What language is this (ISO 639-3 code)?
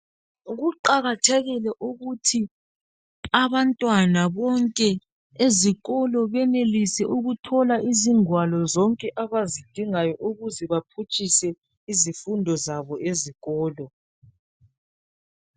nde